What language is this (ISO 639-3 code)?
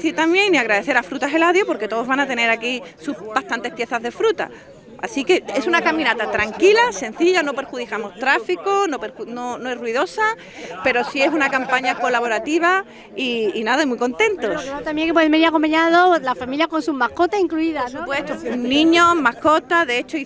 spa